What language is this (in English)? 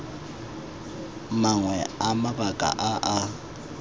Tswana